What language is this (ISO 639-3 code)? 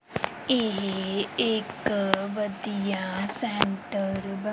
pan